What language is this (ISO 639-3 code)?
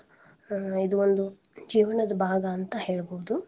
kan